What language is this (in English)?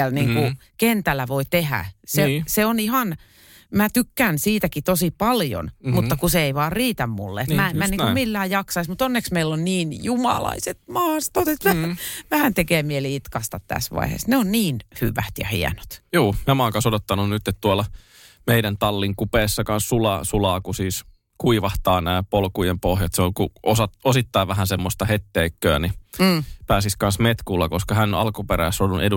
Finnish